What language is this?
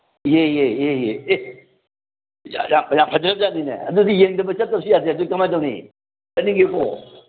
Manipuri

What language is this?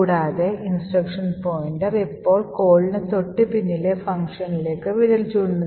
Malayalam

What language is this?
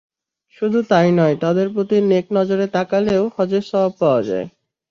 Bangla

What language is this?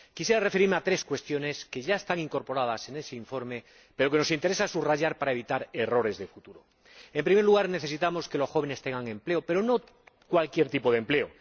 Spanish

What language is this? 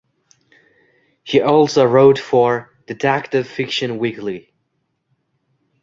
English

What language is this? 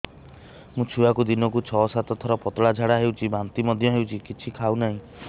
Odia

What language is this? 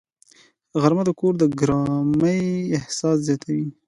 Pashto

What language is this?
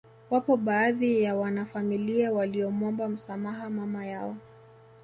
Swahili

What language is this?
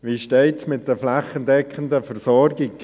Swiss German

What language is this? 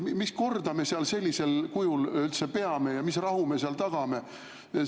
Estonian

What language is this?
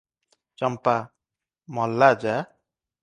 Odia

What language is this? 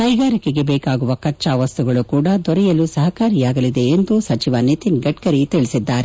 Kannada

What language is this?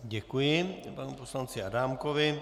Czech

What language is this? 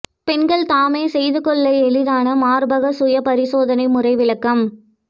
Tamil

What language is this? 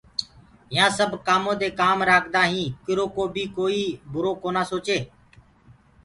Gurgula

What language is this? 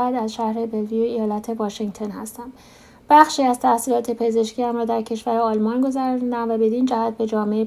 Persian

